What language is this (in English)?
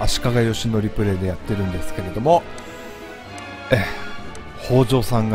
Japanese